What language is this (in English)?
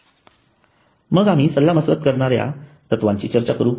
Marathi